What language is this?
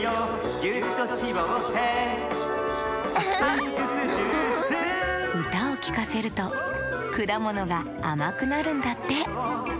Japanese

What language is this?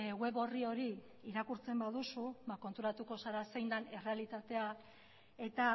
Basque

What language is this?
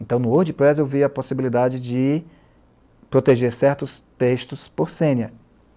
Portuguese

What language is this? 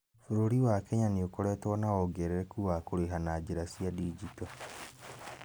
Kikuyu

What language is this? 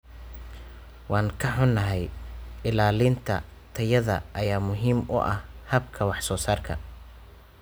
Somali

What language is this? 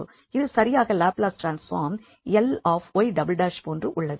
Tamil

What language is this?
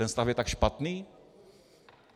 Czech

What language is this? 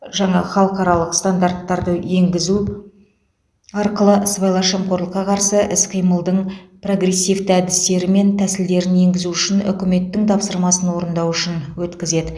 Kazakh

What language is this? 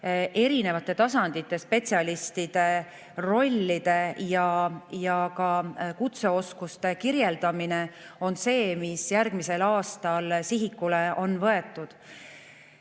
Estonian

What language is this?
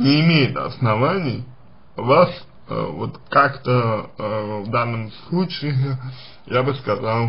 Russian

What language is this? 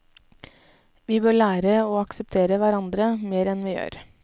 Norwegian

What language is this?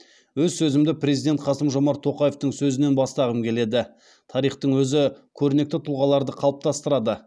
Kazakh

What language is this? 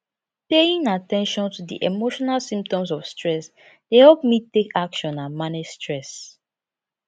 Nigerian Pidgin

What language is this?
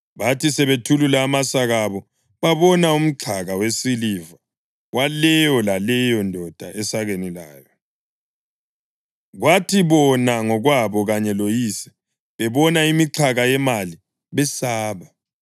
North Ndebele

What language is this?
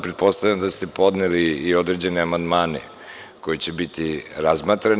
Serbian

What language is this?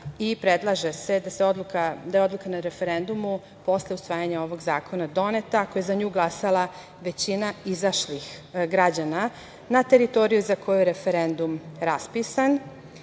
Serbian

